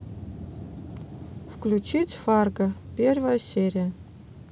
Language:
Russian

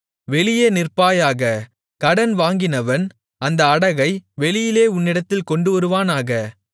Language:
Tamil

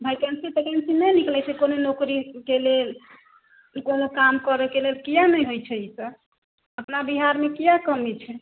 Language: Maithili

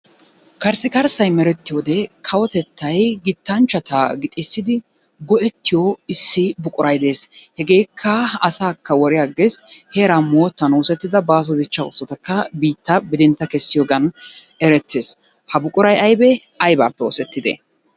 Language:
Wolaytta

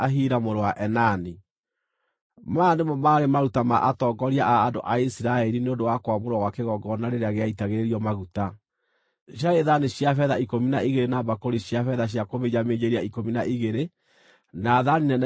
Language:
Kikuyu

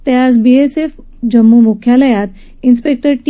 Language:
Marathi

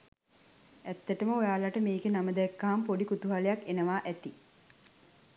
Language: Sinhala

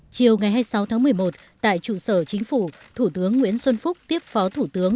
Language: Vietnamese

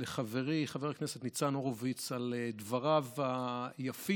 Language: Hebrew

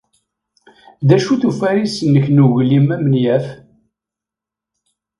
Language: Kabyle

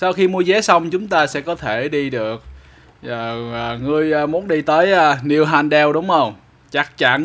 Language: Vietnamese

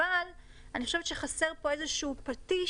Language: Hebrew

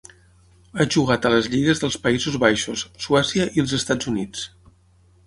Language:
Catalan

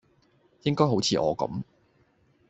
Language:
Cantonese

